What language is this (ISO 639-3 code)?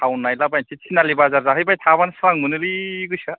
brx